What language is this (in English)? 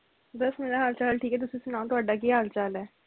Punjabi